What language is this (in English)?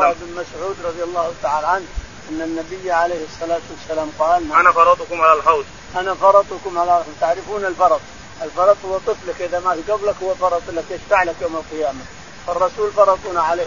Arabic